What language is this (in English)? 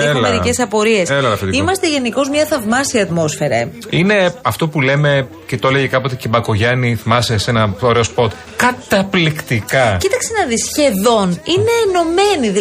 Greek